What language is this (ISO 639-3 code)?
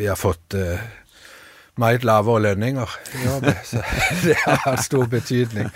dan